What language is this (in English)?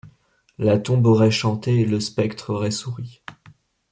French